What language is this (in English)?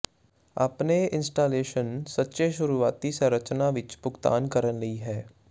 Punjabi